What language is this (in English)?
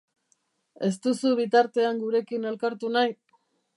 Basque